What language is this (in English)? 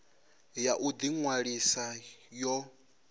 Venda